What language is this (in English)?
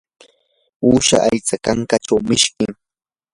Yanahuanca Pasco Quechua